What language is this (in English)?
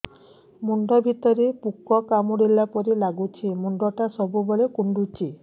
Odia